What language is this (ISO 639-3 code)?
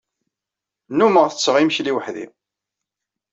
kab